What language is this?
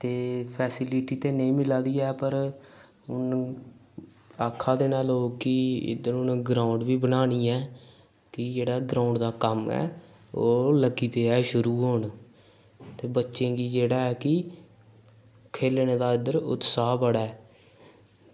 Dogri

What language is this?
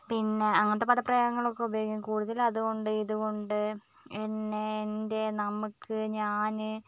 Malayalam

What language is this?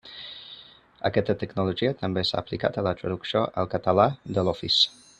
Catalan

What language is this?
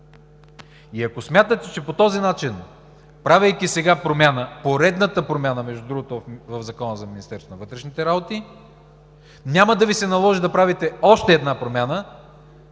Bulgarian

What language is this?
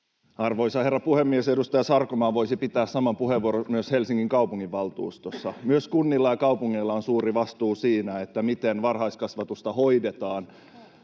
Finnish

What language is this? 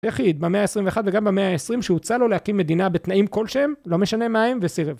Hebrew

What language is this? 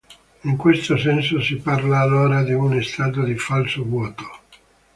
Italian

